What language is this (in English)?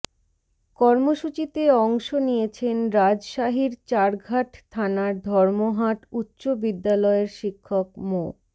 Bangla